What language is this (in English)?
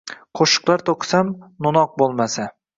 Uzbek